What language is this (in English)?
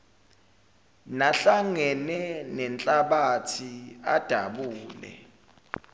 Zulu